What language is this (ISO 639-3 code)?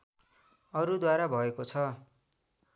nep